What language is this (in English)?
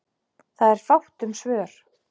Icelandic